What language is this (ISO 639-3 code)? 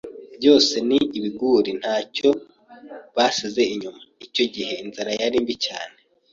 kin